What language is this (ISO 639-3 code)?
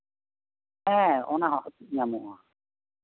sat